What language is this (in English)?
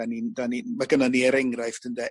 Welsh